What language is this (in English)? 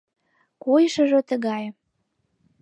Mari